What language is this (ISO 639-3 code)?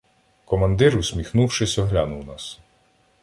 ukr